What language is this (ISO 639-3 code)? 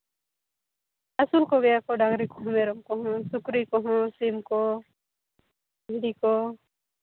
sat